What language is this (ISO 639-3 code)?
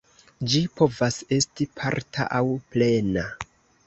epo